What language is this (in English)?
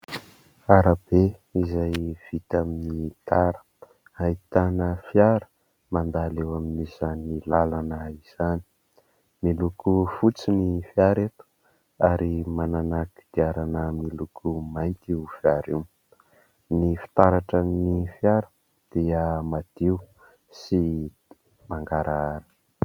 Malagasy